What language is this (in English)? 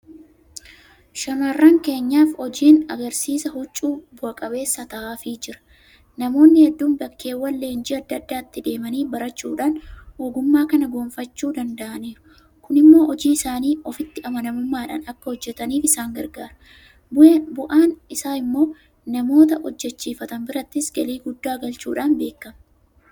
Oromo